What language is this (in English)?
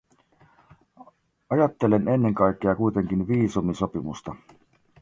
Finnish